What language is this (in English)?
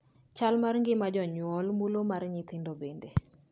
Luo (Kenya and Tanzania)